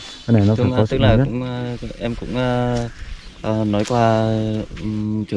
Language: Vietnamese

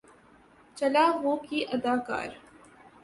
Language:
Urdu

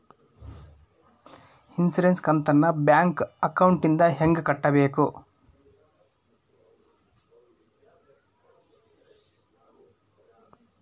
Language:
Kannada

